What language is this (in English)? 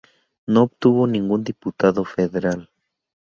Spanish